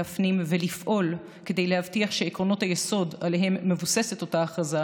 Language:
Hebrew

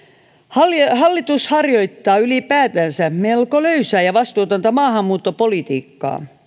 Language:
Finnish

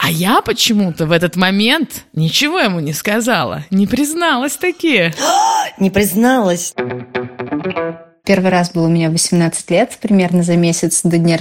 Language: Russian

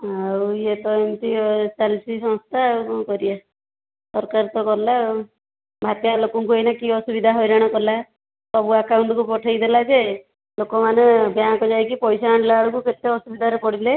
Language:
Odia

